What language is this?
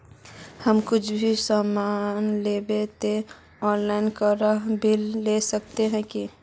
Magahi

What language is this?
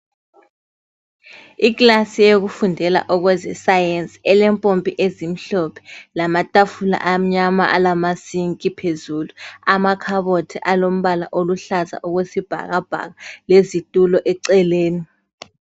North Ndebele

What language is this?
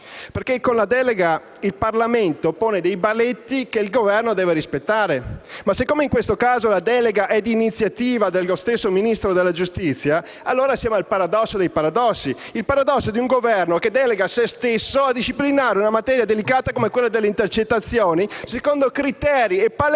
Italian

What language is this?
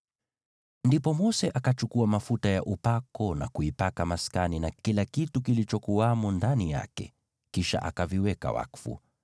Swahili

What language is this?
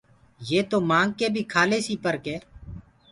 Gurgula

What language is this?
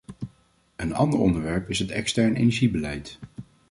Dutch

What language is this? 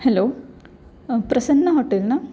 Marathi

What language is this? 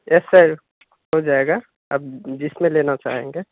Urdu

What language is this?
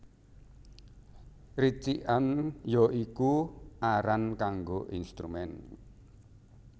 Javanese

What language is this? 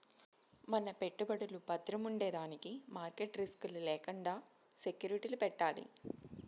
Telugu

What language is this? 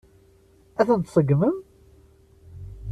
Kabyle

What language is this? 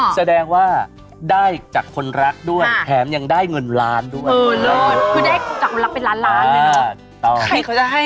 Thai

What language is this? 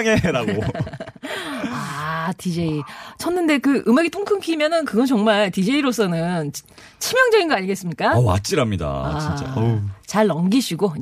Korean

